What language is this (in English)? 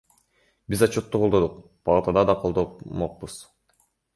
Kyrgyz